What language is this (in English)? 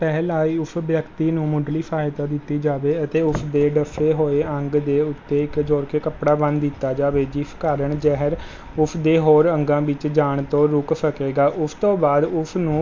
Punjabi